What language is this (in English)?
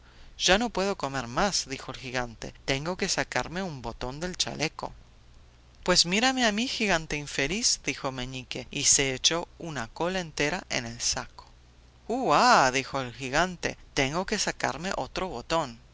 Spanish